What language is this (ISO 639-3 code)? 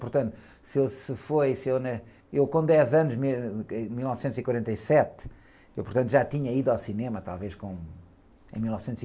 por